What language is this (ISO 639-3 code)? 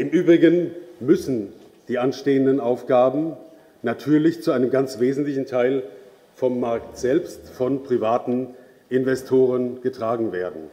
deu